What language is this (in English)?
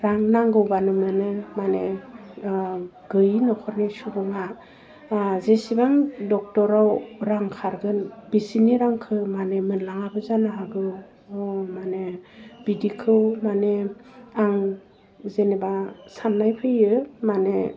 Bodo